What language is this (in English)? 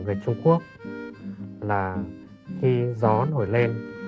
Vietnamese